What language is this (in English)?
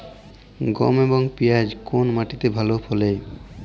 Bangla